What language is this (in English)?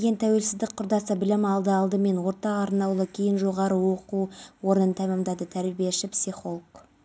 Kazakh